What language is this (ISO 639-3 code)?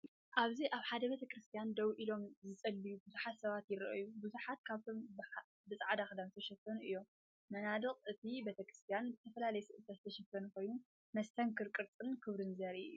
tir